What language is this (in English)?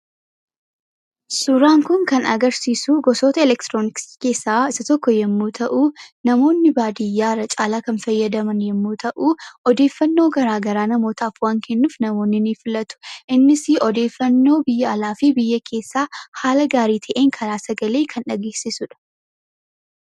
Oromo